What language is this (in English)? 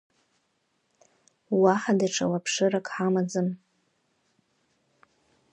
Abkhazian